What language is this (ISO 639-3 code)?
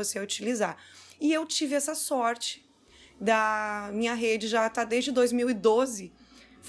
por